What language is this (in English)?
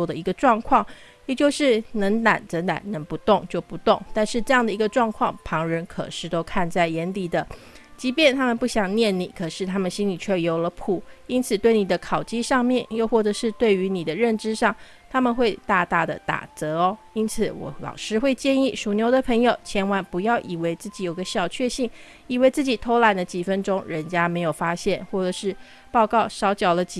Chinese